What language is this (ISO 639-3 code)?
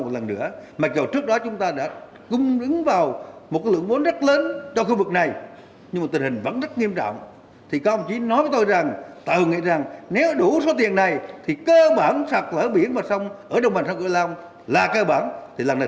vie